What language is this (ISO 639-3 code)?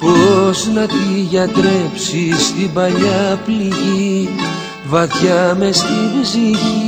ell